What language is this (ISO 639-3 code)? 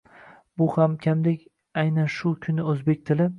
uzb